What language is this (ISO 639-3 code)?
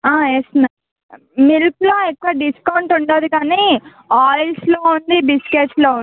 tel